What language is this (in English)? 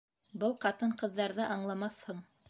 Bashkir